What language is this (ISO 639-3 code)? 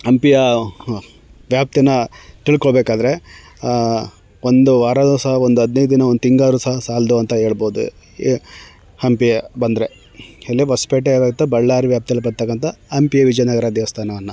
kan